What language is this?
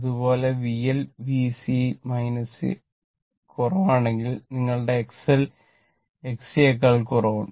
Malayalam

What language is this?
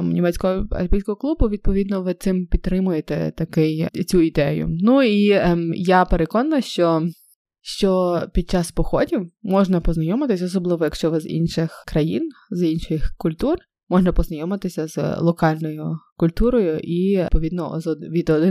Ukrainian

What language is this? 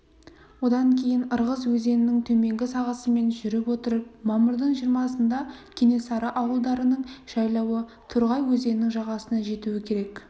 Kazakh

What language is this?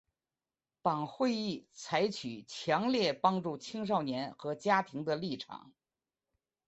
Chinese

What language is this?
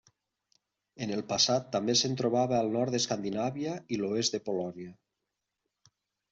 Catalan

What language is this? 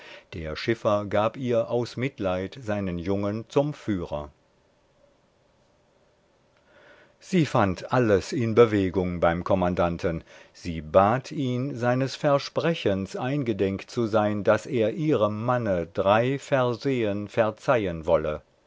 German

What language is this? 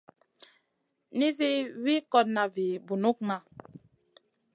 Masana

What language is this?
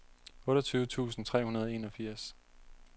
Danish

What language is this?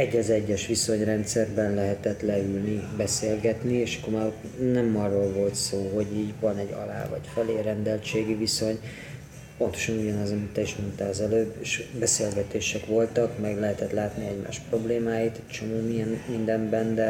Hungarian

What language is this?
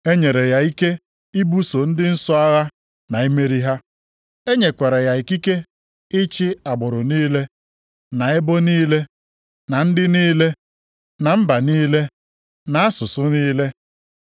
Igbo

